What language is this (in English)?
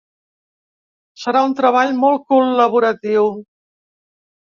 Catalan